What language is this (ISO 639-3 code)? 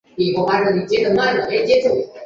zho